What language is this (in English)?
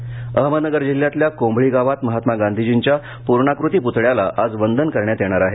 Marathi